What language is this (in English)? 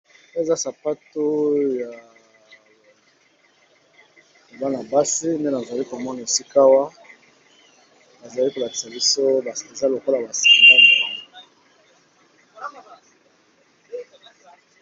Lingala